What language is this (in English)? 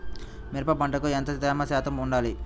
Telugu